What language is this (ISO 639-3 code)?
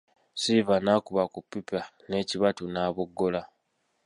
lug